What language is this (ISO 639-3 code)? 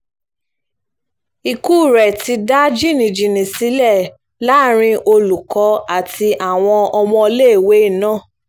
yor